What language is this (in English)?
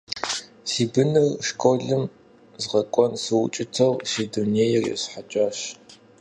Kabardian